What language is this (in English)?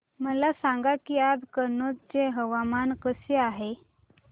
Marathi